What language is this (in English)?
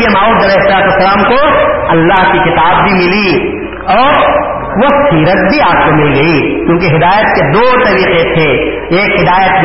Urdu